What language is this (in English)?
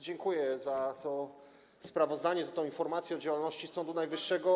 Polish